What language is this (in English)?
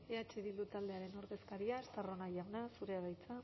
Basque